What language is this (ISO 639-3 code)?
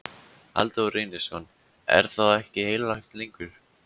isl